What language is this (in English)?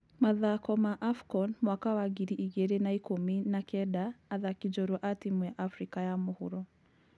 Kikuyu